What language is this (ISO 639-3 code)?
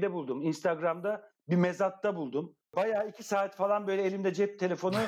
tur